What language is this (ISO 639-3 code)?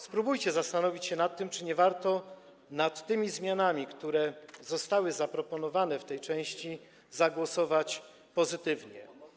pol